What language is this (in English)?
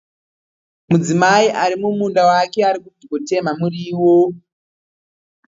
Shona